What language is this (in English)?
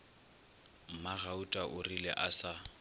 Northern Sotho